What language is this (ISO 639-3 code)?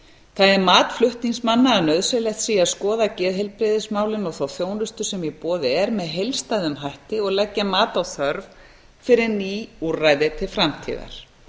isl